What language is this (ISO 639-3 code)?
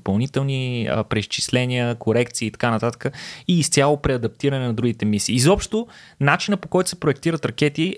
bul